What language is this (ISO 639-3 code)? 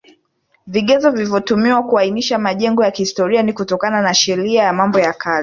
swa